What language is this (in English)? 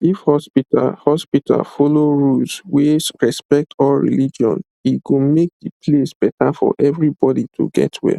Nigerian Pidgin